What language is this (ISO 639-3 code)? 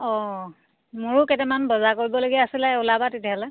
asm